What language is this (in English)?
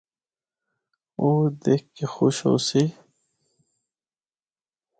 Northern Hindko